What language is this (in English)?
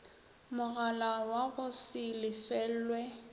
Northern Sotho